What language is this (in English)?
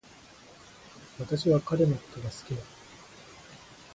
Japanese